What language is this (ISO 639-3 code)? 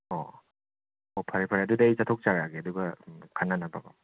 mni